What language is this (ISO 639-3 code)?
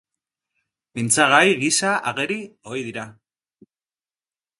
eus